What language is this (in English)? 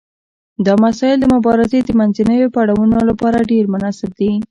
Pashto